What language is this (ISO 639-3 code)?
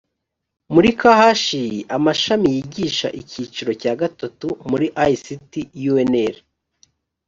kin